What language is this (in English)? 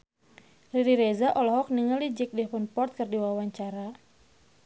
Sundanese